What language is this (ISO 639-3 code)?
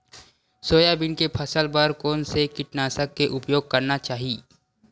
hne